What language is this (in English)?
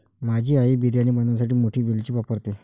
Marathi